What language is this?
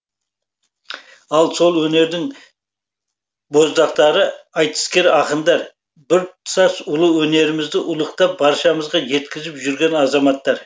Kazakh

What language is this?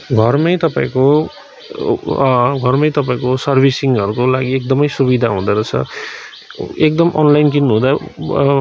Nepali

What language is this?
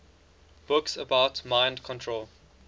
English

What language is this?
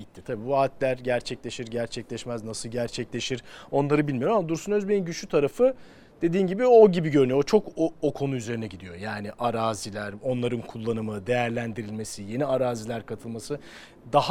Turkish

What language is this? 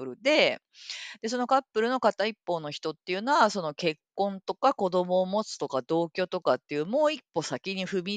Japanese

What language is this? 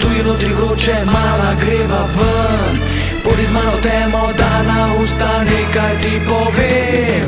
Slovenian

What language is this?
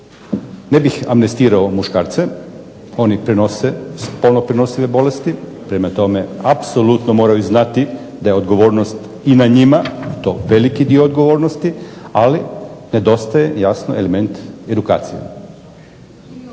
Croatian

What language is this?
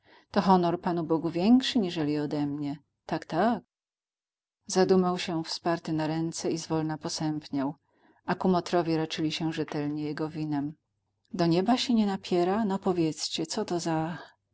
Polish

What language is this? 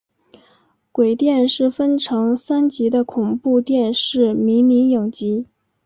Chinese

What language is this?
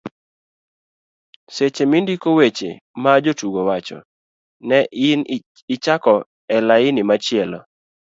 Luo (Kenya and Tanzania)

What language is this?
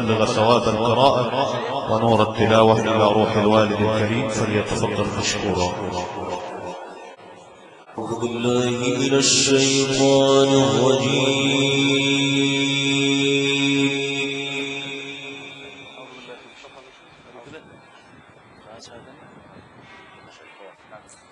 Arabic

